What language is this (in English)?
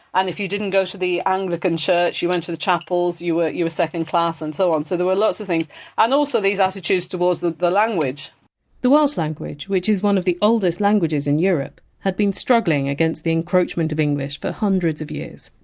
English